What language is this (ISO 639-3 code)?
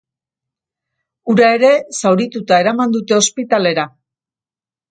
eus